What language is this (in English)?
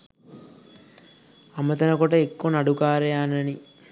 Sinhala